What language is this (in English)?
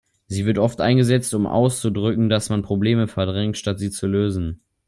German